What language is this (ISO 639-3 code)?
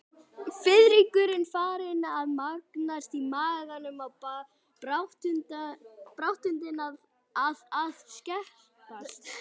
isl